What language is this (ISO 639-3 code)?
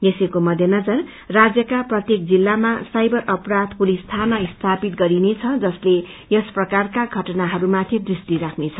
nep